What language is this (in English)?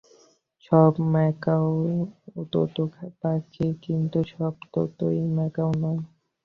Bangla